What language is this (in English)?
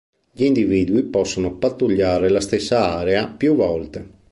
Italian